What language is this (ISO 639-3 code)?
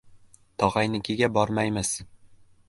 uzb